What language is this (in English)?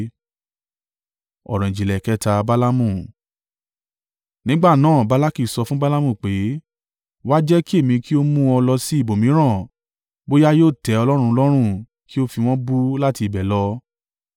Yoruba